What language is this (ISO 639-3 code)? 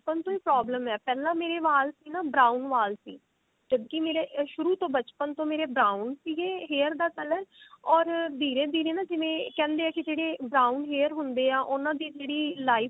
pan